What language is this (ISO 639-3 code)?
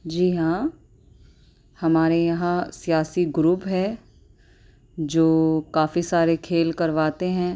urd